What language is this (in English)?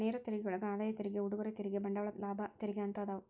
Kannada